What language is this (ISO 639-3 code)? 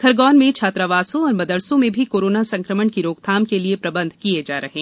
hin